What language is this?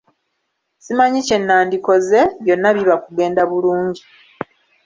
Ganda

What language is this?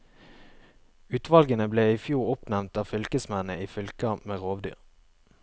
Norwegian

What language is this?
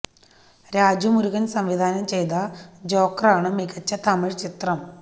Malayalam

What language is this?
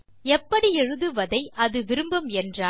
Tamil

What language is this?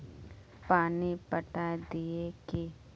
Magahi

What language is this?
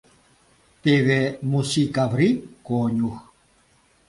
Mari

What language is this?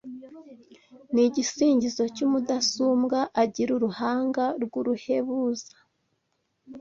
Kinyarwanda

